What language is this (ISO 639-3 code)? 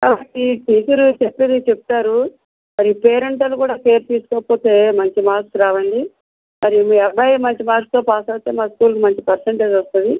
tel